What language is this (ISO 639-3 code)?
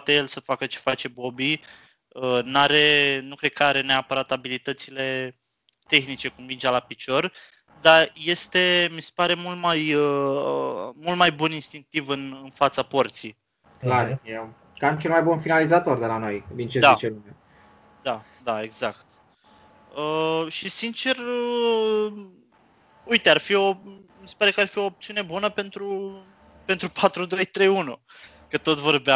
ron